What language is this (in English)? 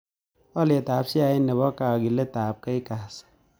Kalenjin